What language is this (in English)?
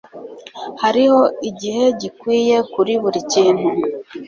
Kinyarwanda